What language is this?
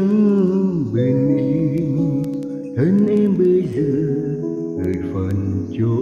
Vietnamese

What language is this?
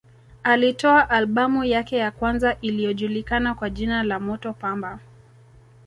Swahili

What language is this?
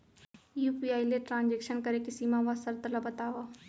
Chhattisgarhi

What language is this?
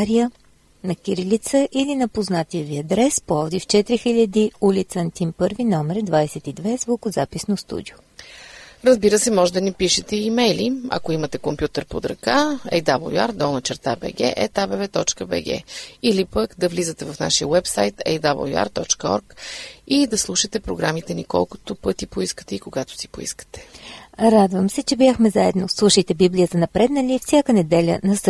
Bulgarian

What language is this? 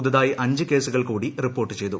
Malayalam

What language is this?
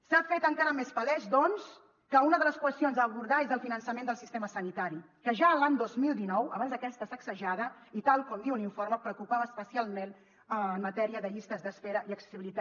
Catalan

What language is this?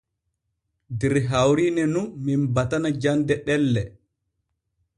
Borgu Fulfulde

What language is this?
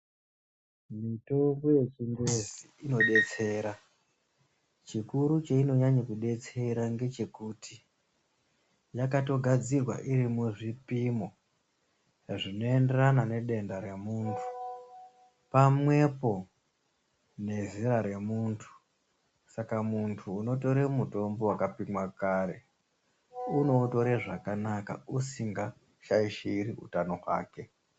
Ndau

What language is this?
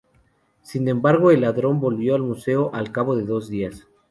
Spanish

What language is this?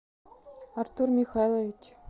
Russian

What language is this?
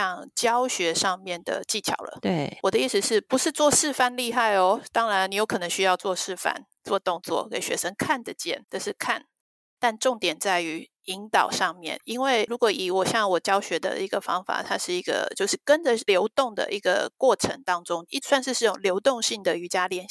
Chinese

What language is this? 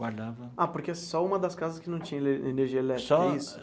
Portuguese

